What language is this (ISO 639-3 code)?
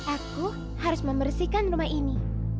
ind